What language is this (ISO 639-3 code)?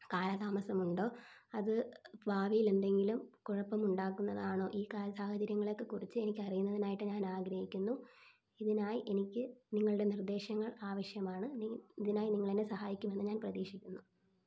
mal